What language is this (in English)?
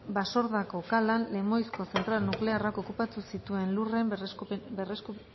Basque